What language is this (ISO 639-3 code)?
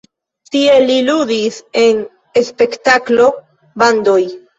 epo